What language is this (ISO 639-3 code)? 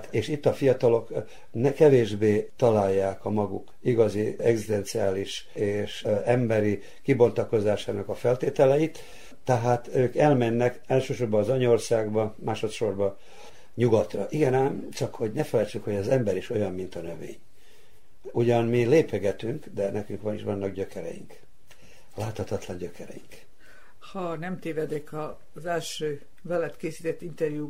hun